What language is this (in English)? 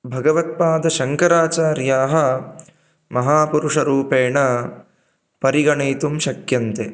Sanskrit